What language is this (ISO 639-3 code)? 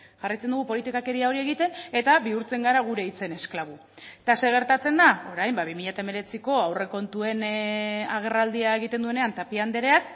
eus